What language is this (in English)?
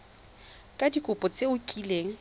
Tswana